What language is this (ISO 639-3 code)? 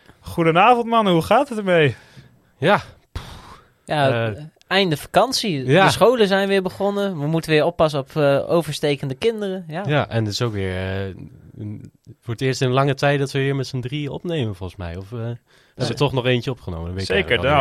nld